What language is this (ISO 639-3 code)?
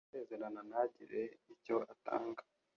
kin